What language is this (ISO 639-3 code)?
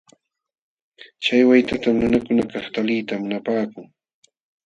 qxw